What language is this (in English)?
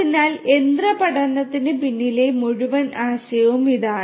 Malayalam